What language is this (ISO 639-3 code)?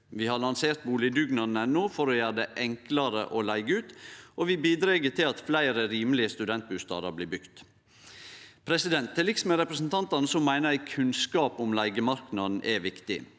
nor